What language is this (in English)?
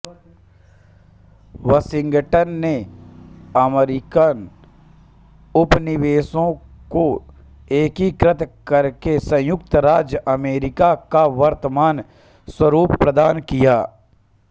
Hindi